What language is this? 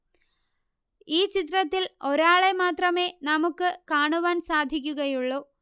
Malayalam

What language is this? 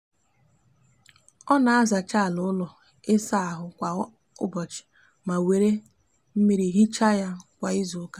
Igbo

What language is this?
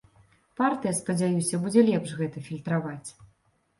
Belarusian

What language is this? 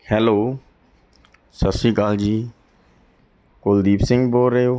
Punjabi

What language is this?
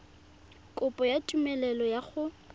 Tswana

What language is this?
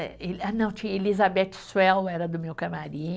Portuguese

